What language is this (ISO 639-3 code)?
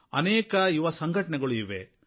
kan